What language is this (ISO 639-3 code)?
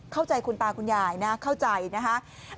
tha